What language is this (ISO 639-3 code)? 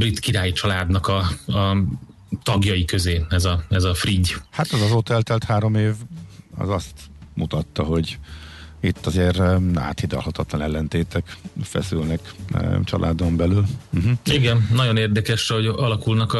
hun